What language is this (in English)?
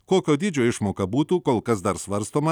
Lithuanian